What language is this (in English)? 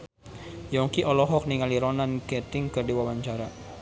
Sundanese